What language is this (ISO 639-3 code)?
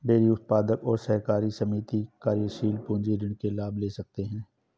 hin